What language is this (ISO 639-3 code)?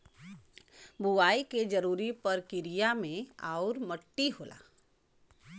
bho